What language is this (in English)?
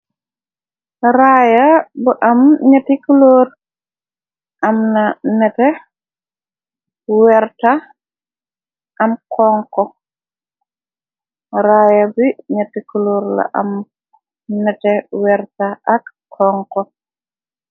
Wolof